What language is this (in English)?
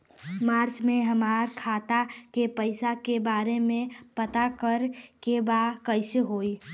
Bhojpuri